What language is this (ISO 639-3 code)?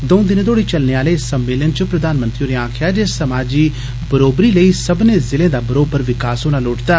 doi